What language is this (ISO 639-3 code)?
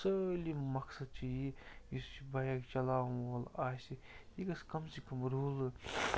kas